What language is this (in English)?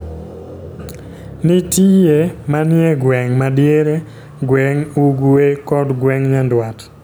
Luo (Kenya and Tanzania)